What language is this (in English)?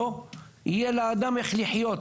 Hebrew